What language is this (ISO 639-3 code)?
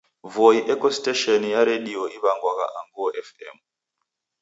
dav